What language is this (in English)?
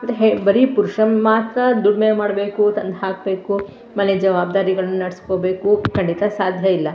Kannada